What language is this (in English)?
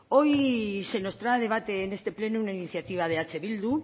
Spanish